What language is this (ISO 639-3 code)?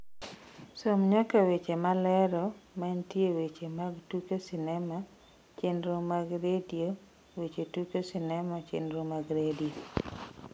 luo